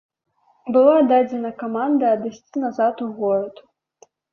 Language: Belarusian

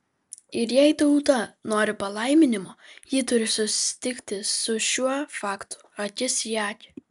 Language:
Lithuanian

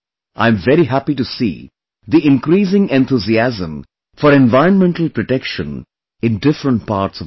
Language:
English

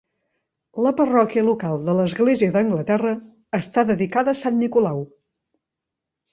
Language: Catalan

